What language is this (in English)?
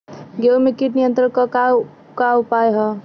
Bhojpuri